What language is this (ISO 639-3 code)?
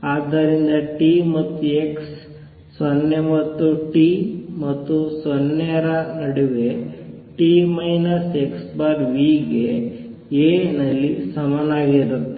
kan